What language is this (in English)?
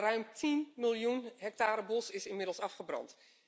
Dutch